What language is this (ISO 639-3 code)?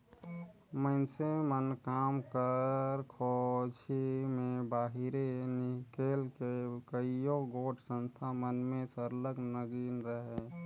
hne